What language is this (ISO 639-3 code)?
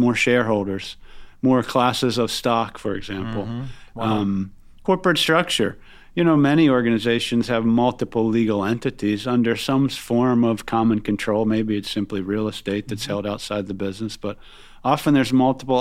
eng